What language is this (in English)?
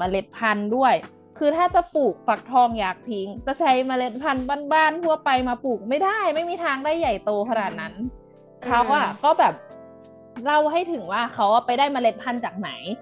Thai